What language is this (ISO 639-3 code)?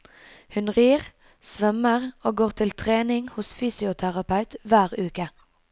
nor